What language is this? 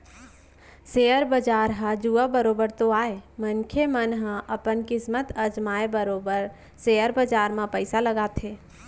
Chhattisgarhi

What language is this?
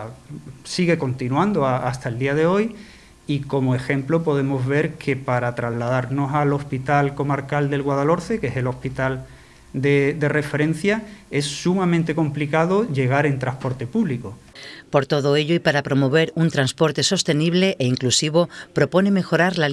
Spanish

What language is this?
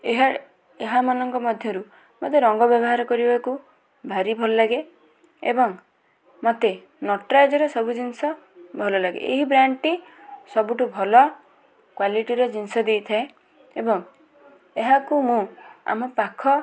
Odia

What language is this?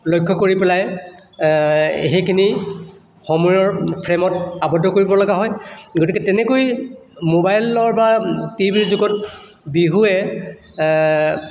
Assamese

